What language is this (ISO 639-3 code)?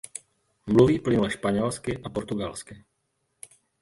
ces